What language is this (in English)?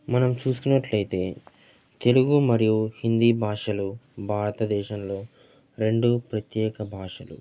Telugu